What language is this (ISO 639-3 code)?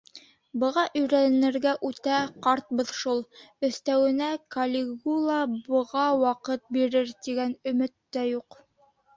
bak